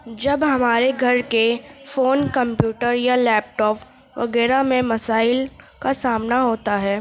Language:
Urdu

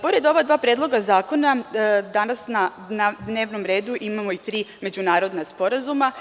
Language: Serbian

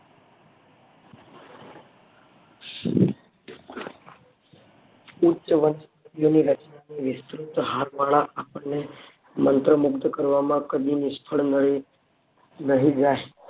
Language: Gujarati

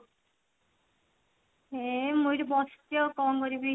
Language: Odia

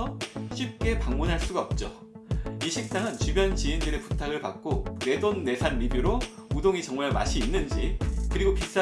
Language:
Korean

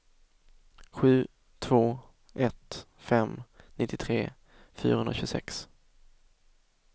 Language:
Swedish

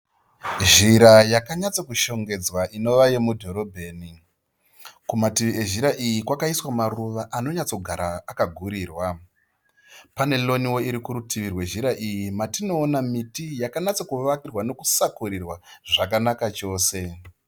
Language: Shona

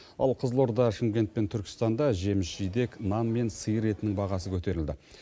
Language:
Kazakh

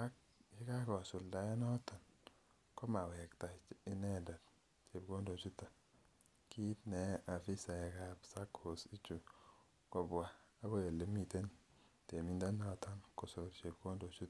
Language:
Kalenjin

